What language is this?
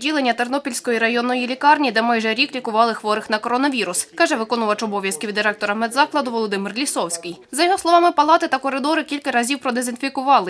Ukrainian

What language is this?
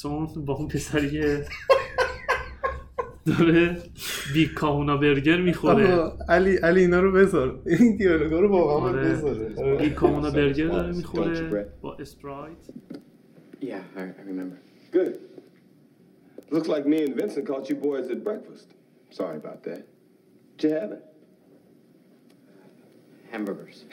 Persian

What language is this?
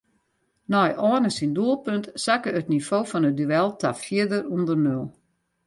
Western Frisian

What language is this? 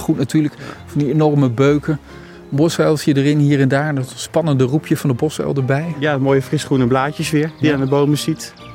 Dutch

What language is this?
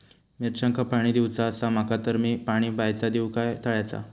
Marathi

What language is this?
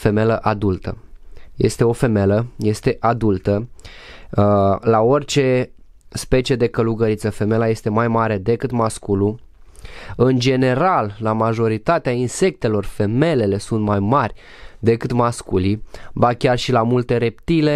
Romanian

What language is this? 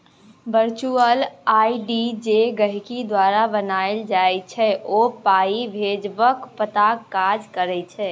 Maithili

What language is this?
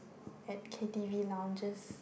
English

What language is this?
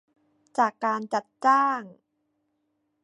Thai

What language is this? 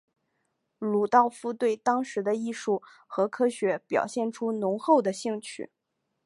Chinese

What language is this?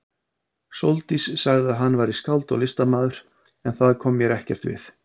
Icelandic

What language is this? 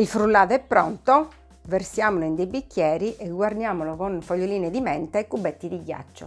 Italian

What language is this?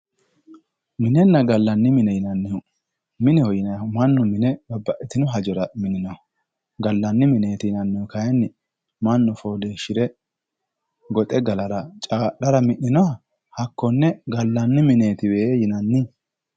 Sidamo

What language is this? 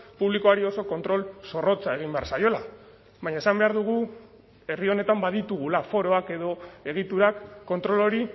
Basque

